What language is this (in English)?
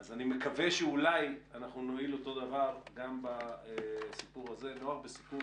Hebrew